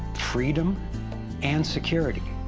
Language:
English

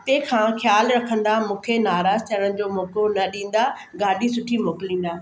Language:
Sindhi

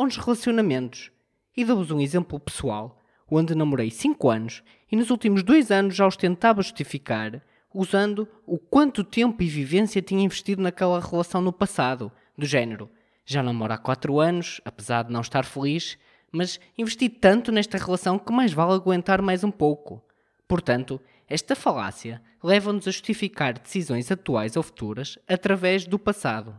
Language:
Portuguese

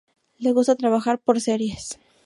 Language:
Spanish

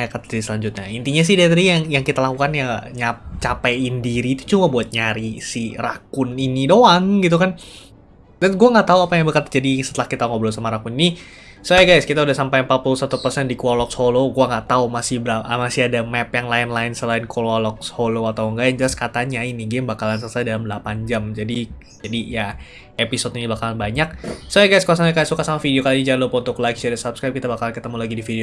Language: Indonesian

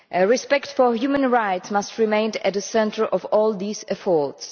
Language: English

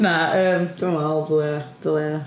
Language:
Welsh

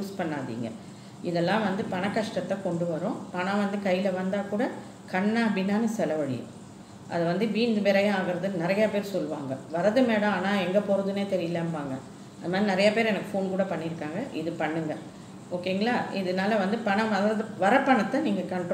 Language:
Indonesian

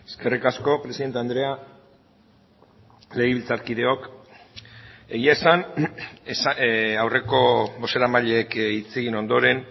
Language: Basque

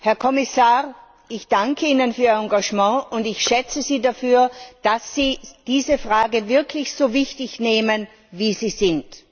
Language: German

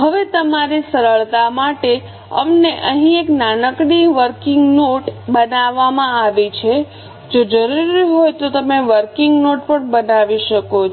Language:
Gujarati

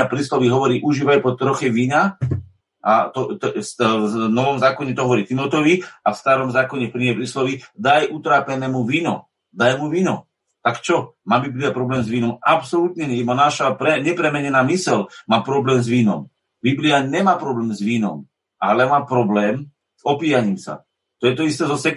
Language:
Slovak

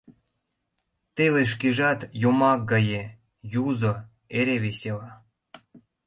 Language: Mari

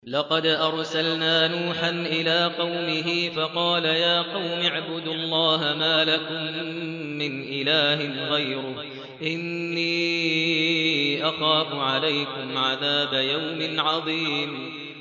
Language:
Arabic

